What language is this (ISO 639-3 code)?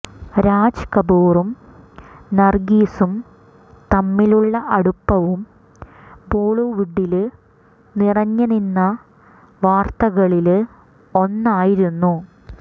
mal